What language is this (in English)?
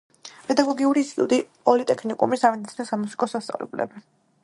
Georgian